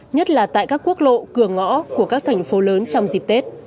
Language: Vietnamese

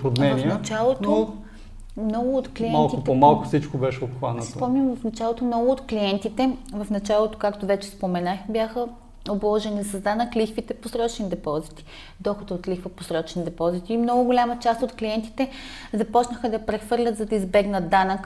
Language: Bulgarian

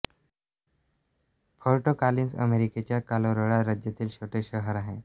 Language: Marathi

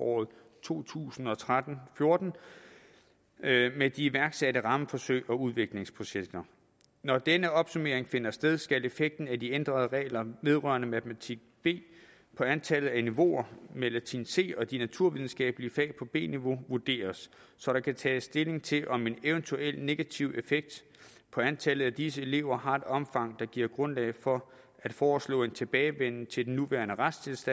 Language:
Danish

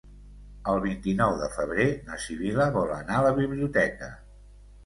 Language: Catalan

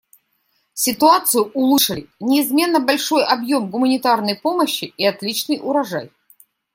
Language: Russian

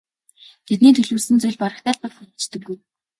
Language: Mongolian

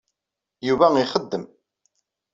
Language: Kabyle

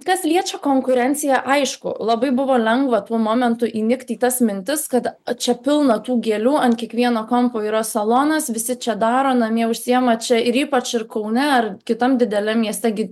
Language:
Lithuanian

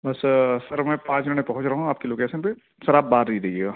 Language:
Urdu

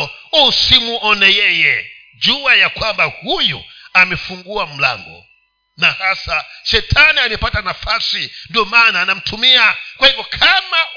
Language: Swahili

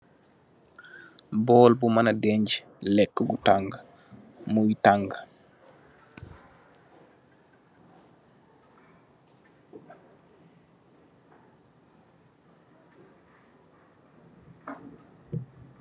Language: Wolof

